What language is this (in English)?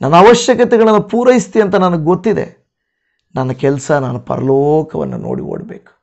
Kannada